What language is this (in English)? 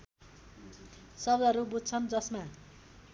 Nepali